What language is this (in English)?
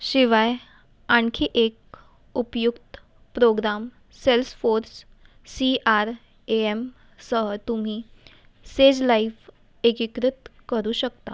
Marathi